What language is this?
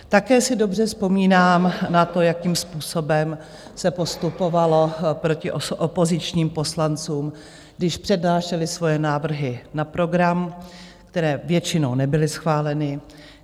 Czech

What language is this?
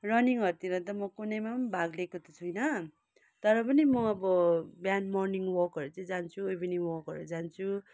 Nepali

